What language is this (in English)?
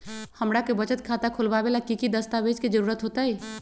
Magahi